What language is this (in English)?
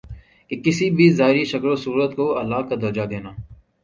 Urdu